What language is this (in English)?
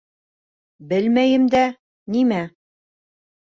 Bashkir